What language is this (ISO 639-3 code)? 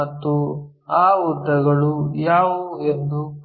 kan